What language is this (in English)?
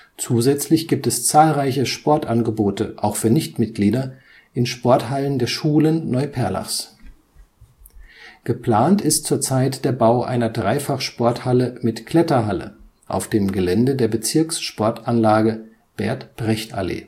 German